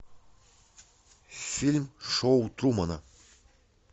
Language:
Russian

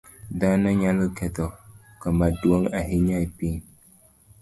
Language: Luo (Kenya and Tanzania)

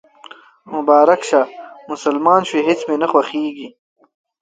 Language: Pashto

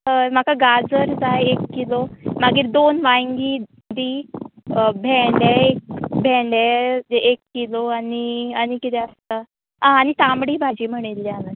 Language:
Konkani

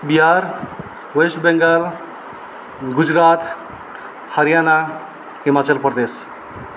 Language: Nepali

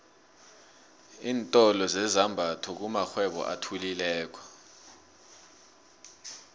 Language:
South Ndebele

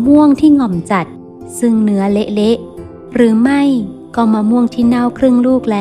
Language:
Thai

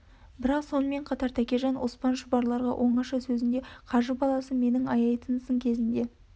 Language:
Kazakh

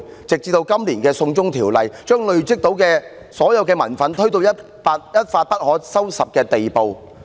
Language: Cantonese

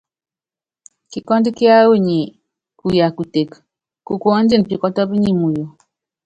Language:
Yangben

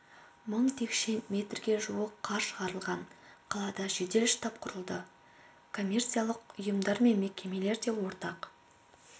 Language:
Kazakh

